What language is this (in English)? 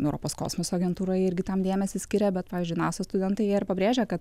Lithuanian